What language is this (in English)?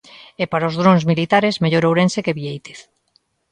Galician